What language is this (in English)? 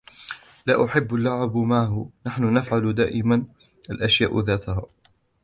Arabic